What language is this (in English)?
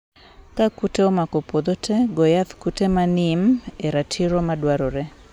Luo (Kenya and Tanzania)